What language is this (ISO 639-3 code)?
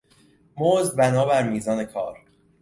fas